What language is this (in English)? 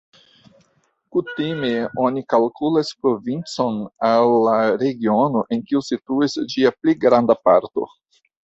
Esperanto